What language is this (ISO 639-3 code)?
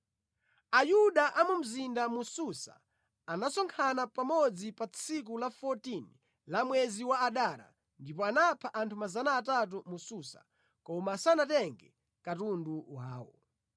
nya